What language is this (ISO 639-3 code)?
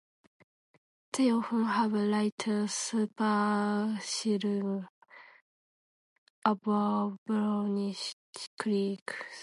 eng